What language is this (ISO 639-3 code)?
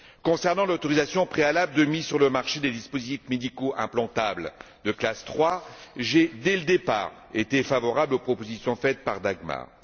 fra